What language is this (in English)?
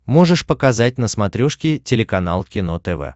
Russian